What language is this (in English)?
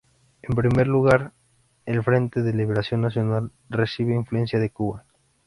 Spanish